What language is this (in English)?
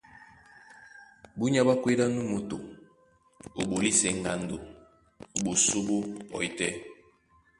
Duala